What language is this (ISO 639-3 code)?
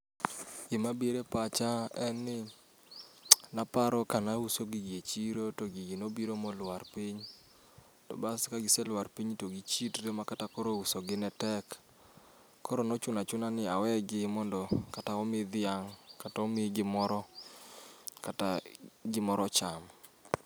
luo